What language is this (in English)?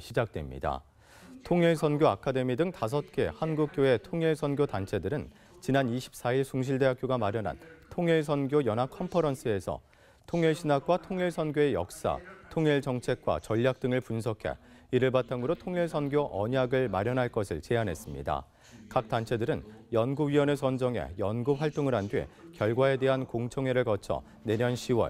Korean